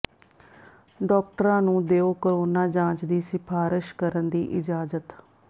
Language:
Punjabi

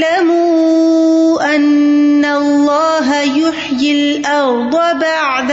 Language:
Urdu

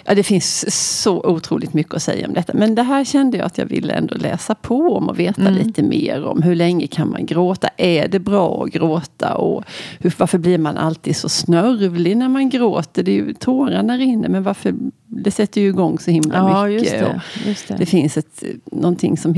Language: Swedish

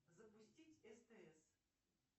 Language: Russian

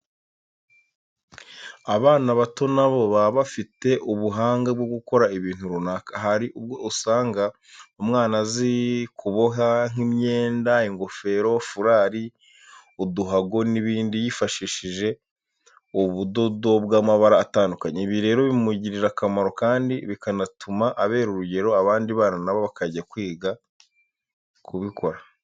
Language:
Kinyarwanda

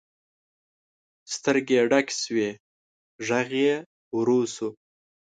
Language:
Pashto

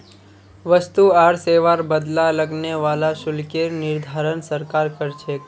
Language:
Magahi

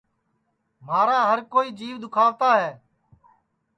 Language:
Sansi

